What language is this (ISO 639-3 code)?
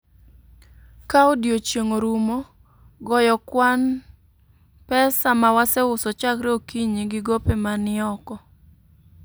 luo